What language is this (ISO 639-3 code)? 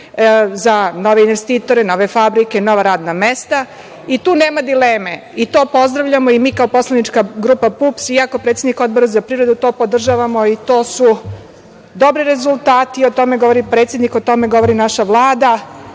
srp